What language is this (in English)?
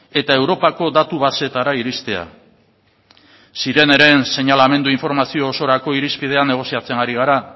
Basque